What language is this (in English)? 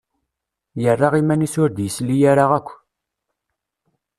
Kabyle